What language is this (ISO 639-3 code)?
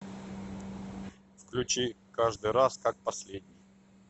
rus